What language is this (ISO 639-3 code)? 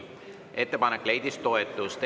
est